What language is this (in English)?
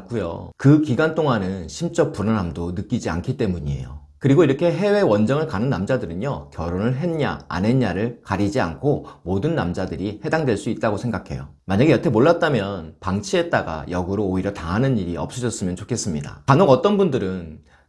Korean